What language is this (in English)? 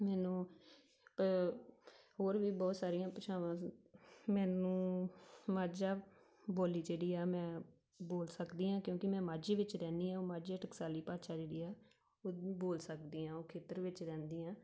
Punjabi